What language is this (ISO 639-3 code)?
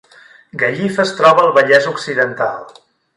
cat